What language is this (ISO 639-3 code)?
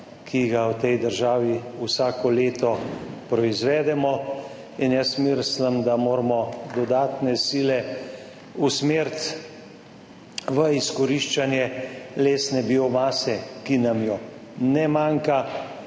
slv